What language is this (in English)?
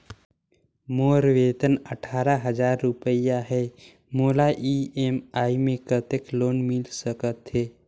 Chhattisgarhi